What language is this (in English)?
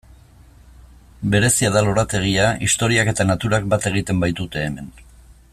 Basque